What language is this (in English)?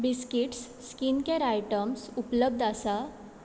Konkani